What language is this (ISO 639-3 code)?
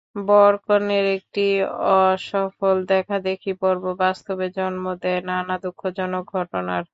ben